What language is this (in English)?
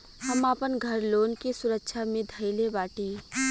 Bhojpuri